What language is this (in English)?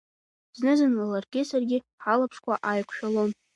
Abkhazian